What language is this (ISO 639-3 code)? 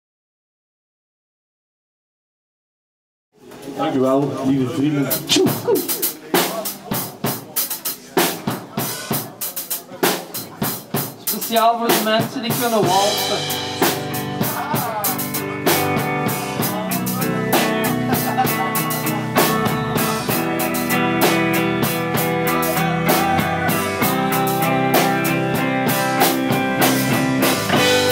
eng